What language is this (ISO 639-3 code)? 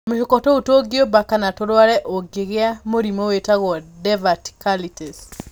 kik